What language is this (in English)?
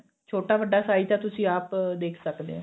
Punjabi